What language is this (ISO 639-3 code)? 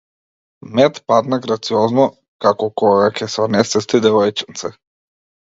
mkd